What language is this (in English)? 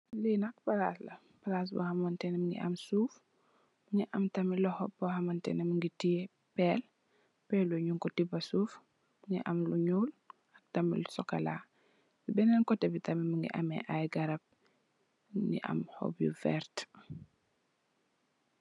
Wolof